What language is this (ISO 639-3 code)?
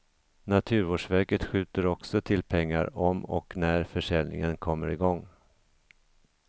swe